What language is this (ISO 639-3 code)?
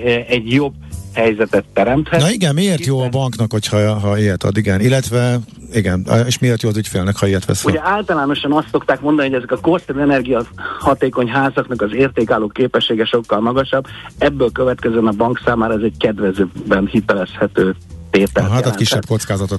hun